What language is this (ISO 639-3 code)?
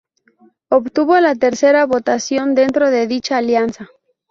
spa